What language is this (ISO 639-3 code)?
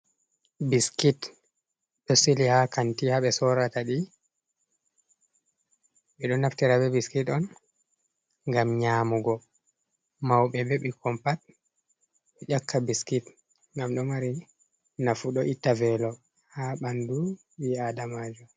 ful